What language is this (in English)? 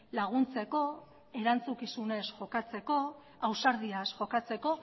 Basque